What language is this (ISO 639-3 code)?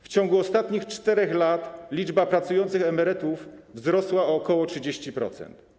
pol